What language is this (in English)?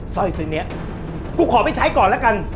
Thai